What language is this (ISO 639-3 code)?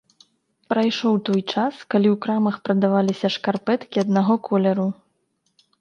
bel